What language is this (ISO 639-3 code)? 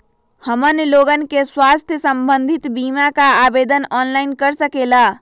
mag